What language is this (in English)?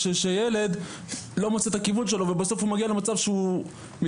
Hebrew